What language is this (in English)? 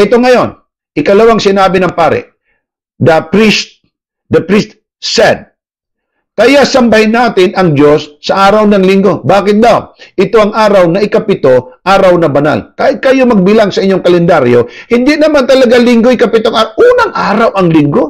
Filipino